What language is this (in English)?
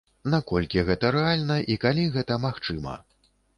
Belarusian